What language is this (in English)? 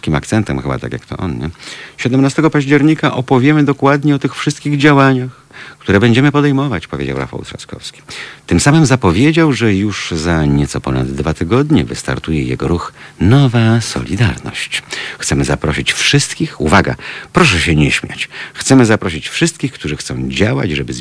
Polish